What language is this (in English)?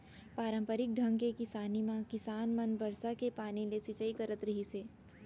Chhattisgarhi